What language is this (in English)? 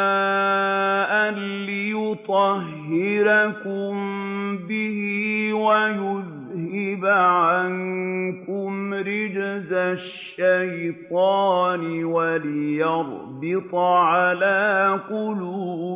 Arabic